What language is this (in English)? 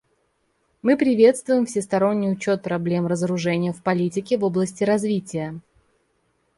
Russian